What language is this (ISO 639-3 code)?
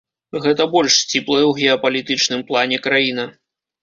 bel